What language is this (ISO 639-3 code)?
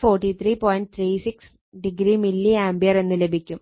mal